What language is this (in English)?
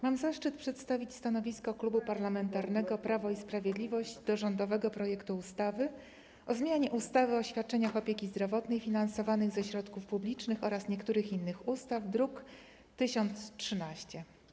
Polish